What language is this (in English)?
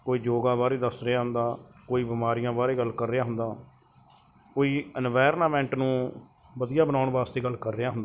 Punjabi